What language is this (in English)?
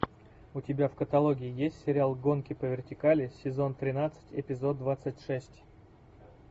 Russian